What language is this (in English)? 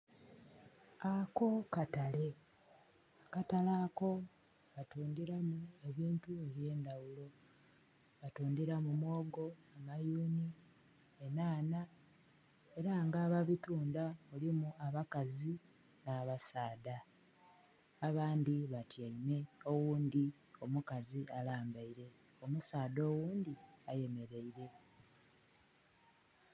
Soga